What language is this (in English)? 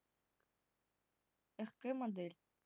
Russian